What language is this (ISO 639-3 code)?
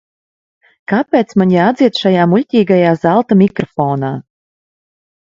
lav